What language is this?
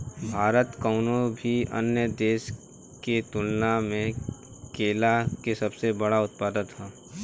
Bhojpuri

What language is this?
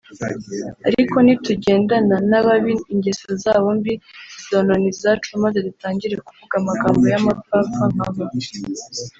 Kinyarwanda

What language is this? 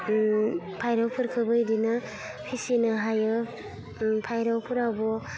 Bodo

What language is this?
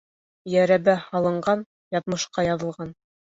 Bashkir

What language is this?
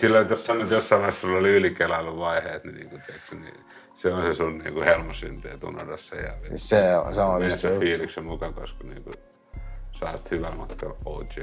Finnish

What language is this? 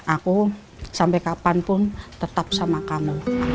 Indonesian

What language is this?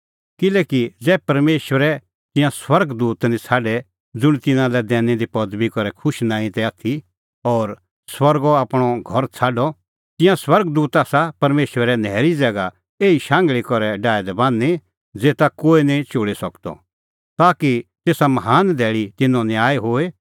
Kullu Pahari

